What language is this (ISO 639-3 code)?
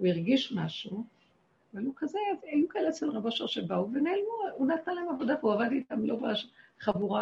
heb